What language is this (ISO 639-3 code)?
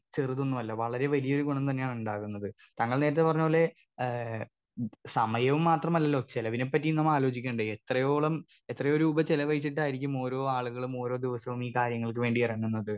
mal